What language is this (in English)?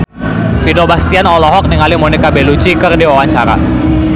Sundanese